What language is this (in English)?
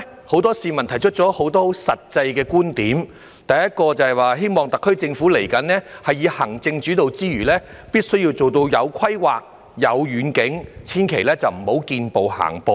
Cantonese